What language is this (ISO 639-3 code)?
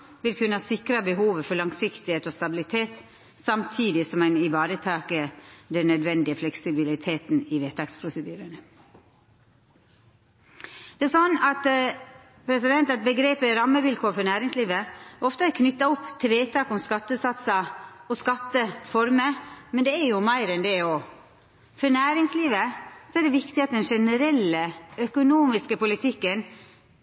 nno